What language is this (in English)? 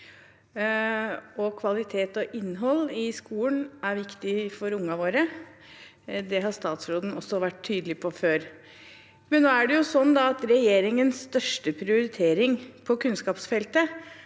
Norwegian